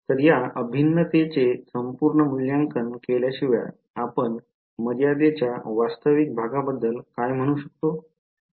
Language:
Marathi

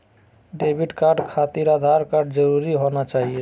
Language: Magahi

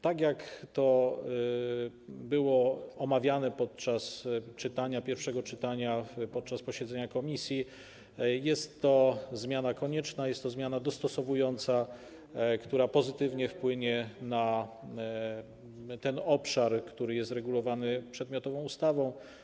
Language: Polish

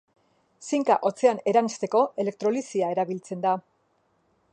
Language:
Basque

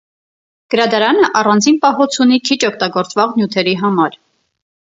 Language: Armenian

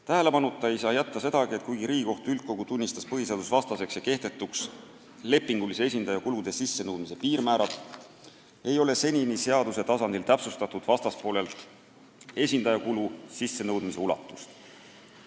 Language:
Estonian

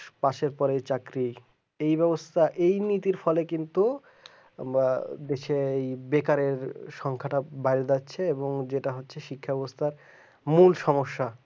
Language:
Bangla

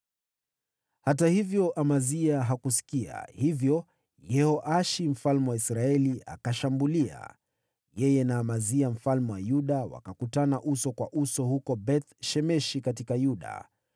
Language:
Swahili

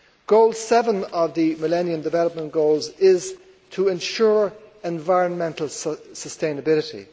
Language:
English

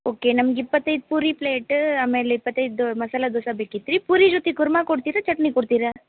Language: Kannada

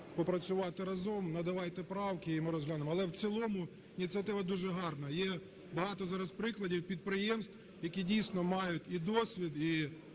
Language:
Ukrainian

